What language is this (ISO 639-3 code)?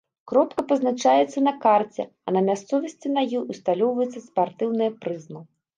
bel